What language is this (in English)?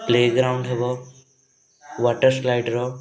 Odia